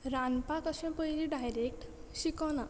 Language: Konkani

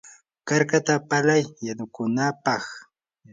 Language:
Yanahuanca Pasco Quechua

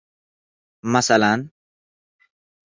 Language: Uzbek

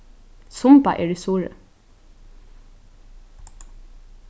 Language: Faroese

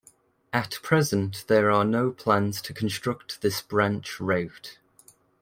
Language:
English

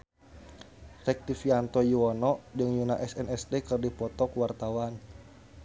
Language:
Sundanese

